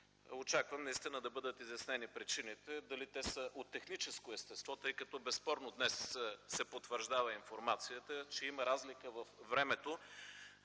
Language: Bulgarian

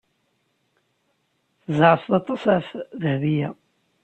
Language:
Kabyle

